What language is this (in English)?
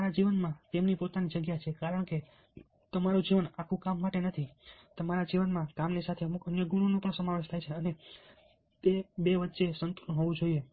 Gujarati